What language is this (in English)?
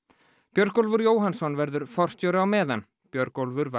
Icelandic